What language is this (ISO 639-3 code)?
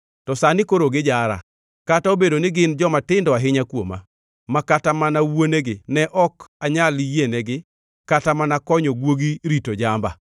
luo